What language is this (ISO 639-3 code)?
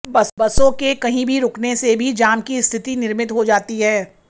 hin